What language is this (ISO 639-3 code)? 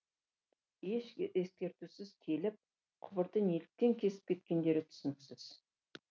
kaz